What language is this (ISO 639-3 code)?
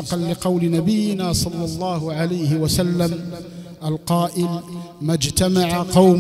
ara